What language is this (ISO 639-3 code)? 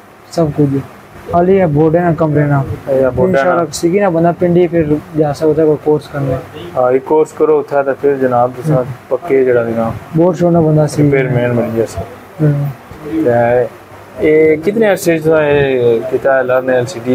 pan